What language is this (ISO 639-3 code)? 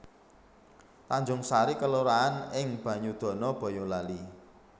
jav